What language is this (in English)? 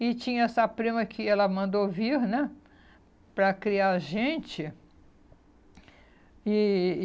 Portuguese